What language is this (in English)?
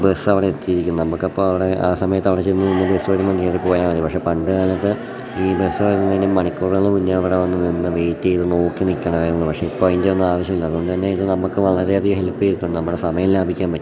Malayalam